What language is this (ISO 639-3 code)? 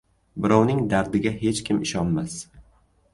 uzb